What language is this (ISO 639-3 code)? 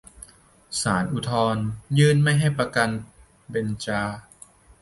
tha